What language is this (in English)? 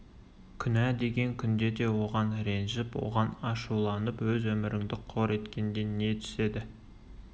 Kazakh